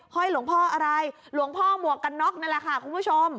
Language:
Thai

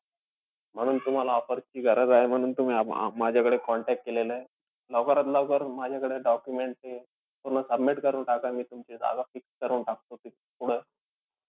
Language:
Marathi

